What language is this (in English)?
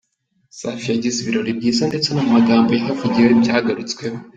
Kinyarwanda